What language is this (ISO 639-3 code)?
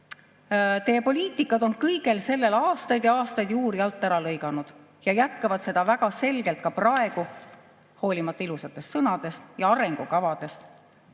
est